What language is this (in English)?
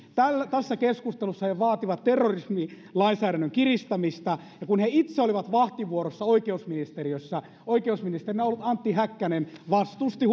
Finnish